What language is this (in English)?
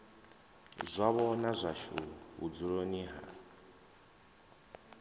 Venda